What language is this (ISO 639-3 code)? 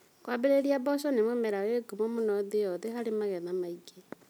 kik